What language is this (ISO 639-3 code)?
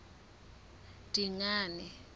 sot